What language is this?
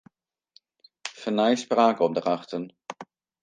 Western Frisian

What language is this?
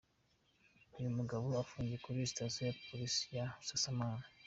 Kinyarwanda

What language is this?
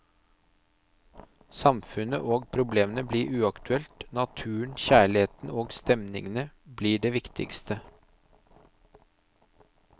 Norwegian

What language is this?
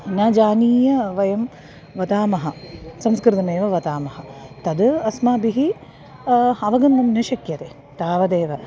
Sanskrit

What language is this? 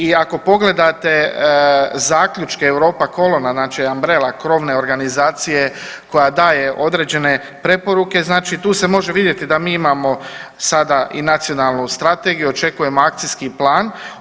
Croatian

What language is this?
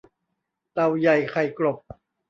Thai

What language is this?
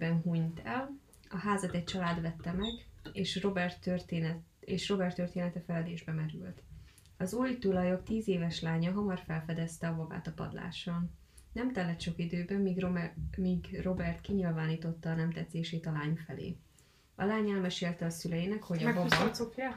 Hungarian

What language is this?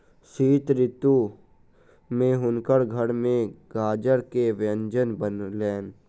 Maithili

